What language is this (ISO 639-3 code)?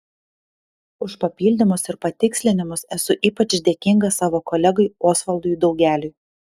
lit